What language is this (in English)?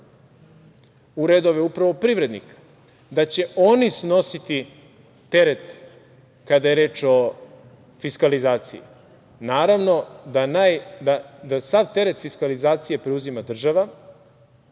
Serbian